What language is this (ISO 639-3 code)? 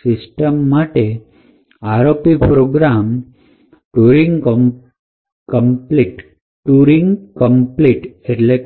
guj